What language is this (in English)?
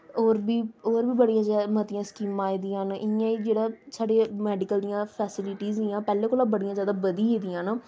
Dogri